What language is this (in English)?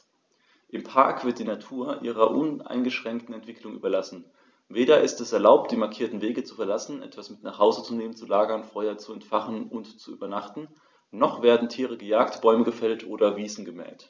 German